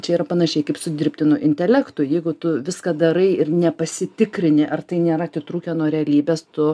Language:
Lithuanian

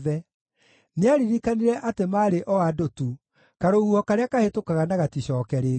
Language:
Kikuyu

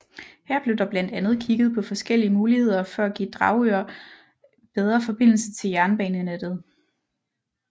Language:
Danish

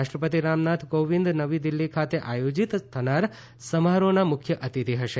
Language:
Gujarati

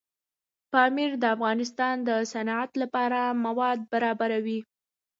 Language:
Pashto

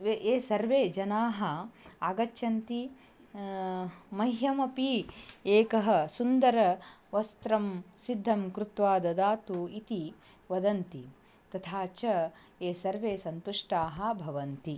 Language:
Sanskrit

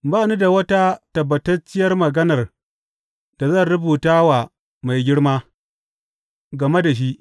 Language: Hausa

